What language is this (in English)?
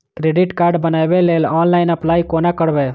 Maithili